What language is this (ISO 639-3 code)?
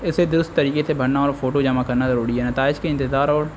urd